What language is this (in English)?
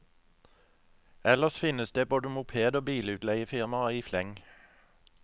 Norwegian